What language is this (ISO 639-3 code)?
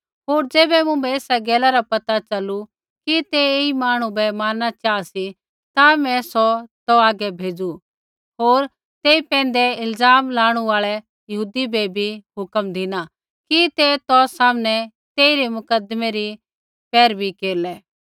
kfx